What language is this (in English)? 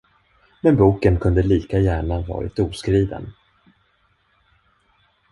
Swedish